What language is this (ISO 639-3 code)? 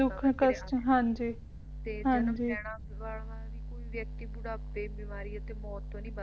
pan